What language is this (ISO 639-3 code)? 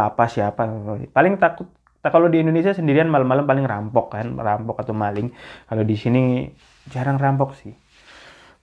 ind